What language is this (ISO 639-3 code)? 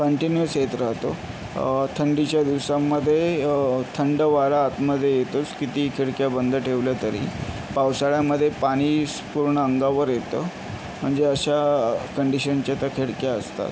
mar